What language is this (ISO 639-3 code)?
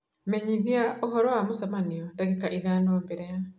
kik